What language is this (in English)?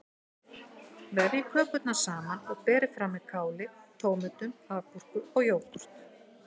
Icelandic